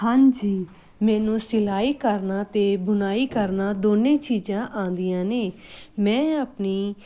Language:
Punjabi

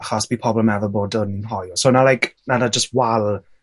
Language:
Welsh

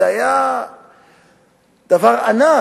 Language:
Hebrew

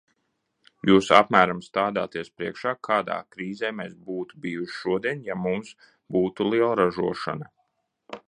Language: Latvian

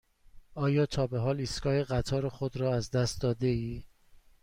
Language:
Persian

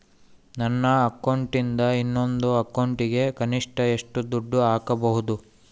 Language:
Kannada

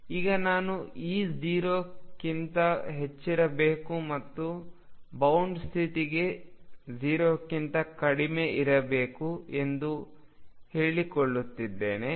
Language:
Kannada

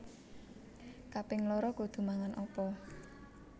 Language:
Javanese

